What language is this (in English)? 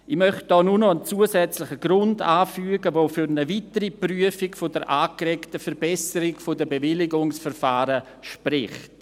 Swiss German